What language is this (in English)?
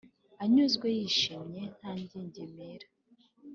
Kinyarwanda